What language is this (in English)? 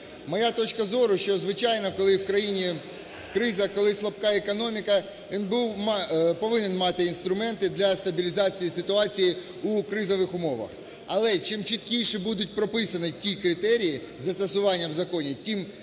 Ukrainian